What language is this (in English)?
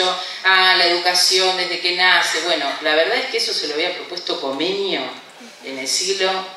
Spanish